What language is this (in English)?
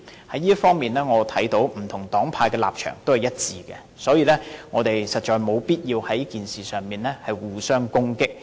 Cantonese